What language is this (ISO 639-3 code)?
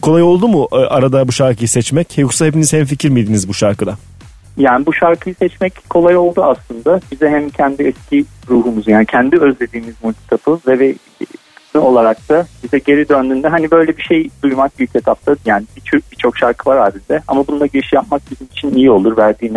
tur